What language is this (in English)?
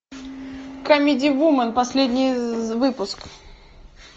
Russian